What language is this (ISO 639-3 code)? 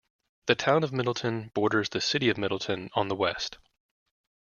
eng